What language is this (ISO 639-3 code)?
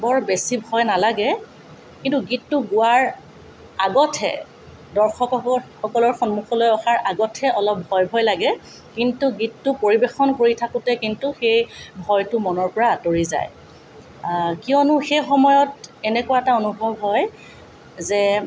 asm